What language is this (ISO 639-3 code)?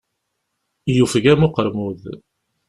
kab